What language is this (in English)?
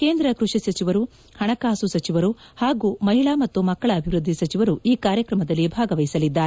Kannada